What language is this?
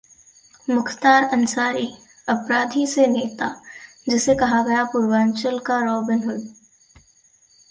Hindi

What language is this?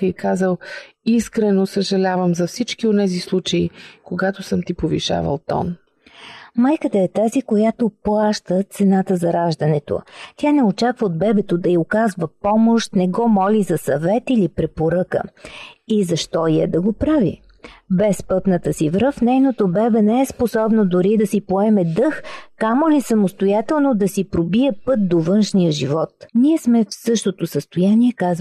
Bulgarian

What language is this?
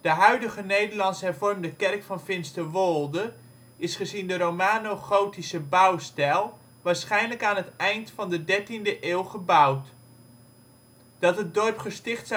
Dutch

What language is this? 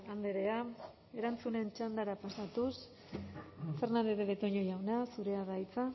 Basque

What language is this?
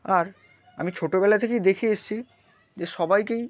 Bangla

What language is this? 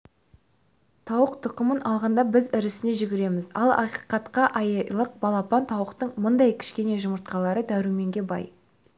Kazakh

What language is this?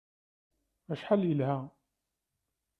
Kabyle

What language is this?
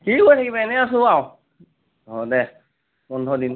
Assamese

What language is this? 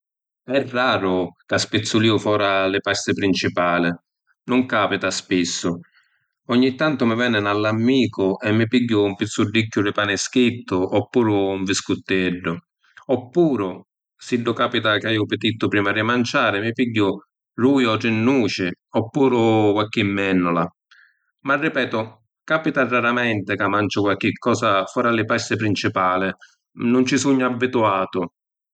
Sicilian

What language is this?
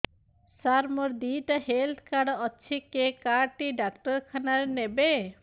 Odia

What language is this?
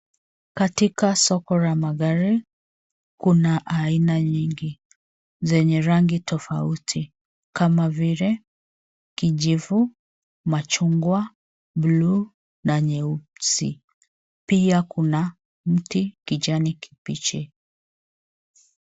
Swahili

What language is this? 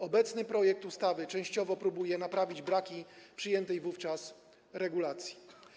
Polish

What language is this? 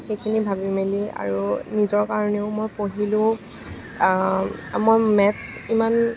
Assamese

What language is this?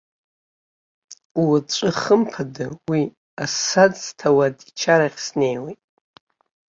Abkhazian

